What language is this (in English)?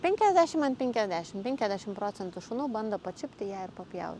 Lithuanian